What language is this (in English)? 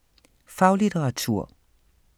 Danish